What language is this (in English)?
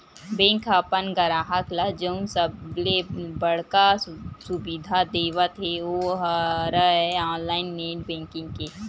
Chhattisgarhi